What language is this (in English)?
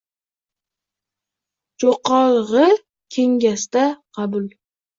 Uzbek